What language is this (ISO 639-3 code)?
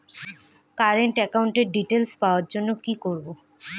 ben